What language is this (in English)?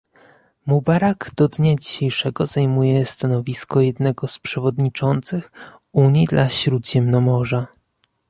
Polish